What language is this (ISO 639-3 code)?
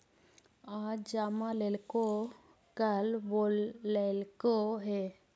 mag